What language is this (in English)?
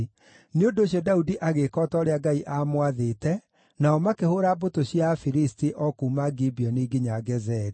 Kikuyu